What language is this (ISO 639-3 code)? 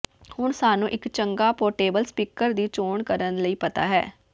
pan